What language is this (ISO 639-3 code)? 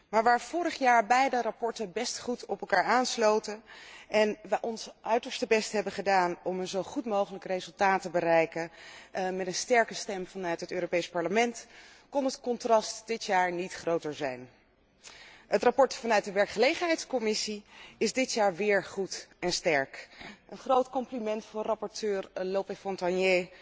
nld